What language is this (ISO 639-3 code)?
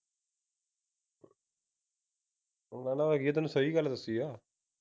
pan